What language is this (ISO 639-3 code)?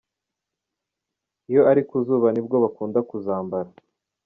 kin